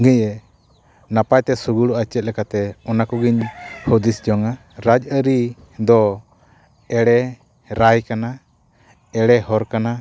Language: Santali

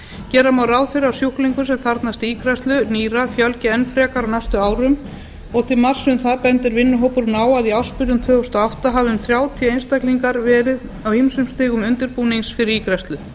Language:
Icelandic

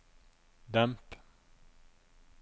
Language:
Norwegian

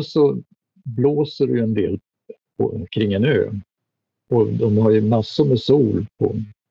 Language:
Swedish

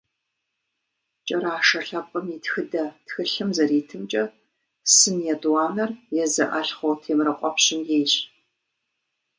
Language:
Kabardian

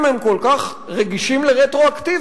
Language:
Hebrew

